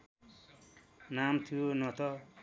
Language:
Nepali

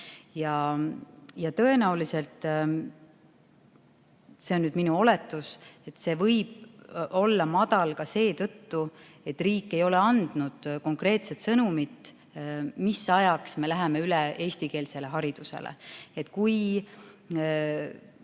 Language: Estonian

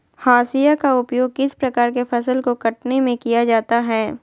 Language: Magahi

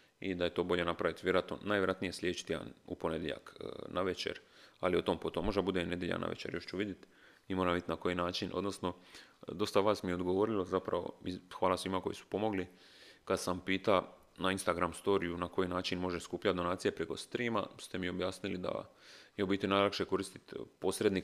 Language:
Croatian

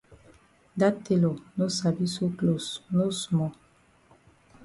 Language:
Cameroon Pidgin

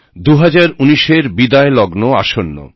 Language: Bangla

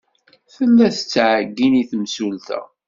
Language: Kabyle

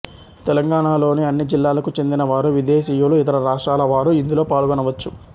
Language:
Telugu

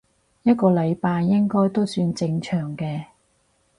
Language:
Cantonese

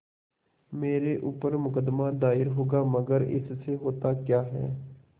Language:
Hindi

